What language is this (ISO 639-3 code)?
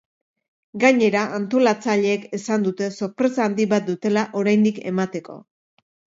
eus